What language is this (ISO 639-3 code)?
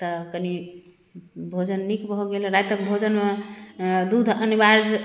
mai